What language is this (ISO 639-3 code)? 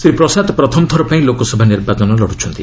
ori